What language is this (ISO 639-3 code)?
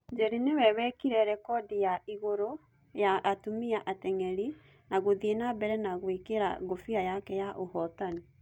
kik